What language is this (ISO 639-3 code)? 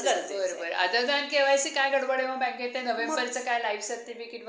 mar